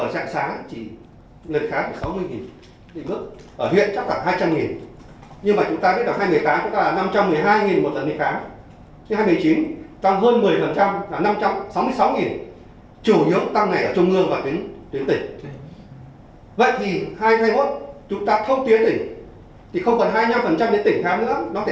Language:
Vietnamese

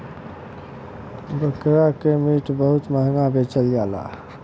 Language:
Bhojpuri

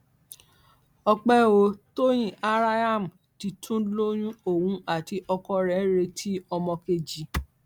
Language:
Yoruba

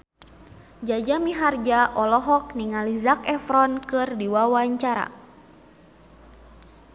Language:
Sundanese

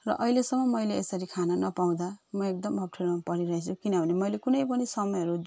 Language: Nepali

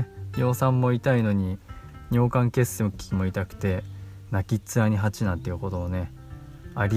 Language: Japanese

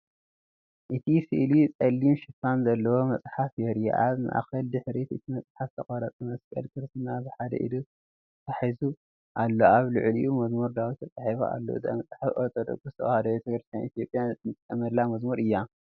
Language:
Tigrinya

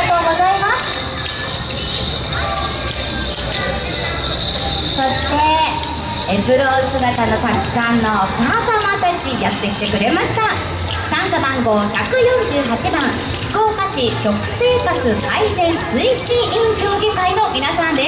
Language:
Japanese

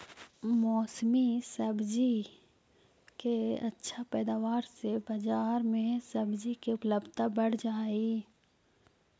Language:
Magahi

